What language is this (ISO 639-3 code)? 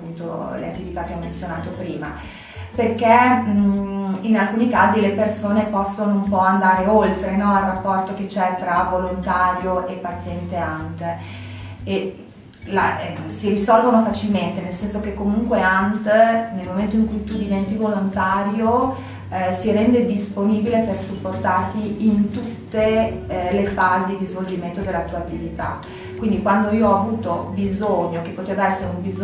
ita